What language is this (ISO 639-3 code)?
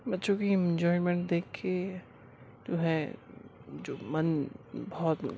urd